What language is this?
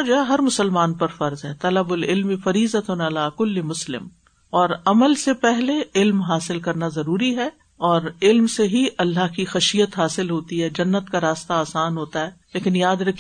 Urdu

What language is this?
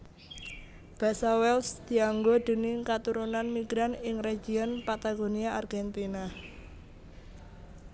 Javanese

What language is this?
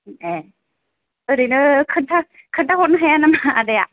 Bodo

